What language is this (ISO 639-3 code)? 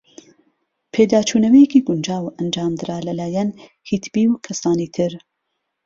ckb